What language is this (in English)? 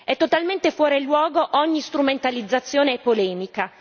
Italian